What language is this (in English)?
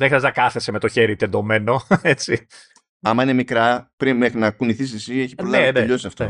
Greek